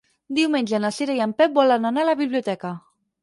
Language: Catalan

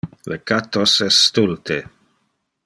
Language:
Interlingua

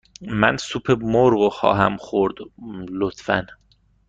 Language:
Persian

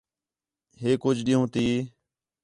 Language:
Khetrani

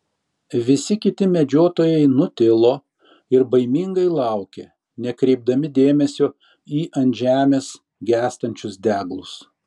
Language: Lithuanian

